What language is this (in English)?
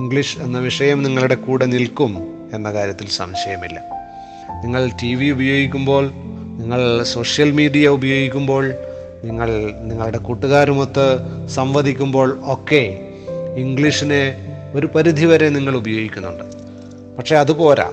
Malayalam